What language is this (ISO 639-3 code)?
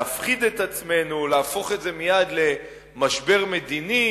heb